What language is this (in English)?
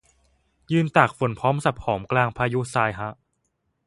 Thai